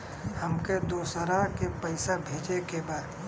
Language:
Bhojpuri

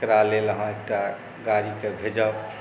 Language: Maithili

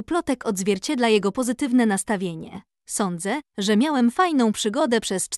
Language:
Polish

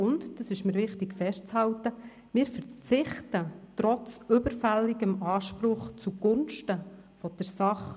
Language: Swiss German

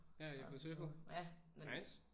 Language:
Danish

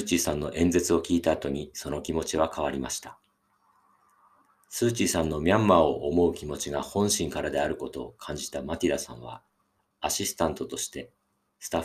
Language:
Japanese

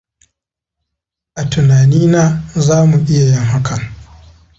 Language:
Hausa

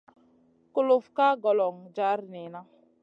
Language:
Masana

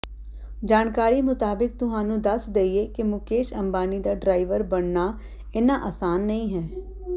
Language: Punjabi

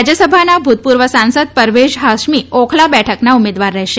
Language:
Gujarati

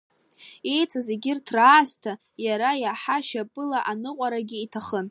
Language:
Abkhazian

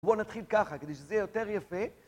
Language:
Hebrew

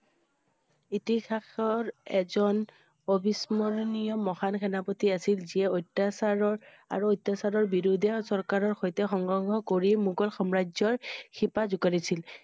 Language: Assamese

